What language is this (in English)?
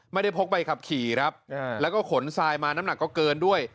Thai